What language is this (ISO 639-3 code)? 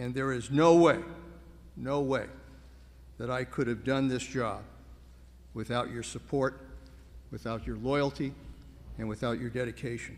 eng